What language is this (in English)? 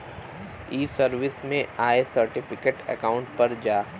Bhojpuri